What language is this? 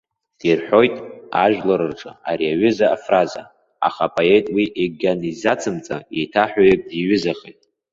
Abkhazian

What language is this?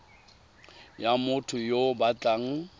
Tswana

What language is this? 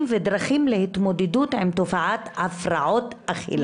Hebrew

